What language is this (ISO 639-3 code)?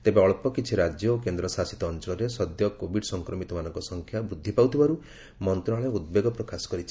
ori